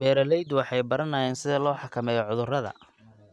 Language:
Somali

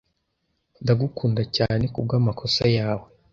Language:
Kinyarwanda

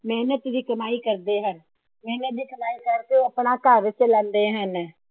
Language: Punjabi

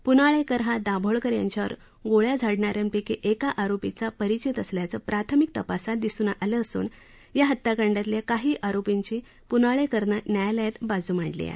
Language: Marathi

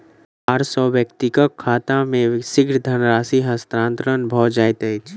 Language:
Maithili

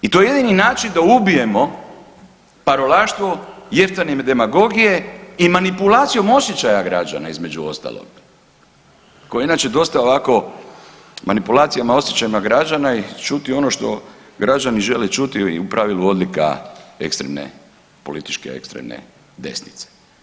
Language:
Croatian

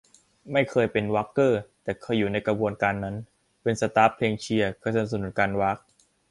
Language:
Thai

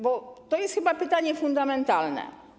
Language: Polish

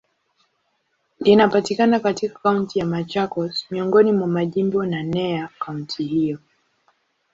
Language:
Swahili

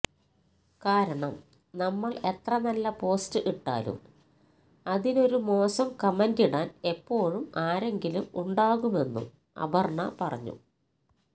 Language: Malayalam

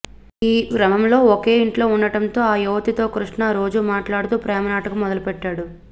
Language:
Telugu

